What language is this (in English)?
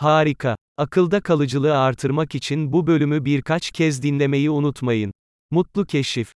Turkish